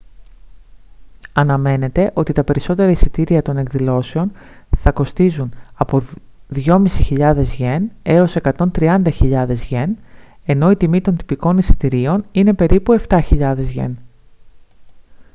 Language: Greek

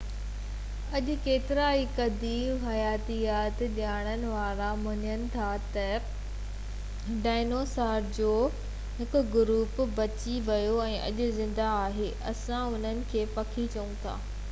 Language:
Sindhi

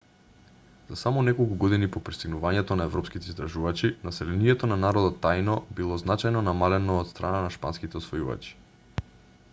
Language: Macedonian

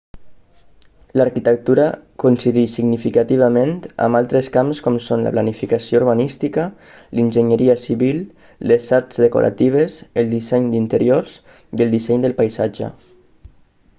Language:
Catalan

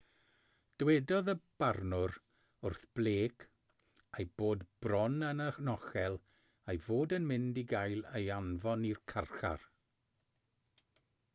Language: Welsh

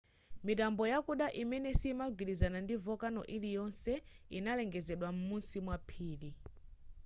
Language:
Nyanja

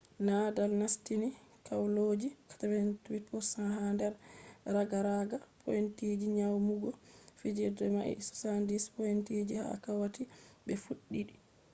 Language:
Fula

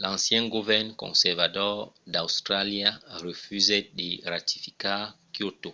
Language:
Occitan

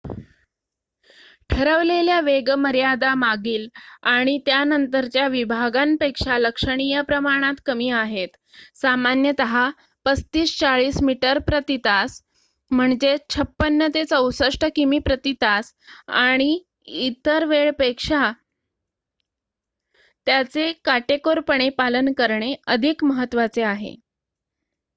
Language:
Marathi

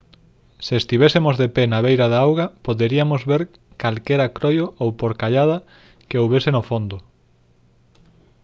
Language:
Galician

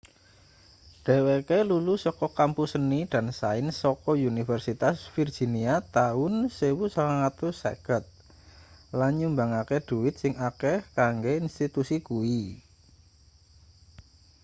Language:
Javanese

